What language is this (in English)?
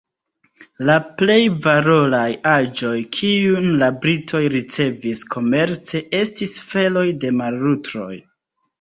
Esperanto